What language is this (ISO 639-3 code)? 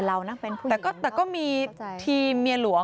tha